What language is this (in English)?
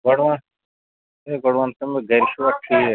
Kashmiri